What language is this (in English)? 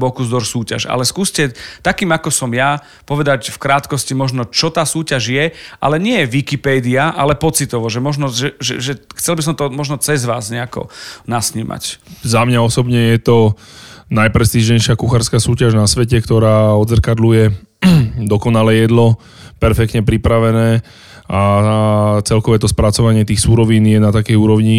Slovak